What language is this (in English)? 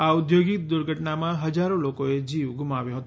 Gujarati